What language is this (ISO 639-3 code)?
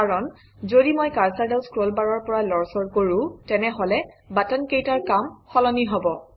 asm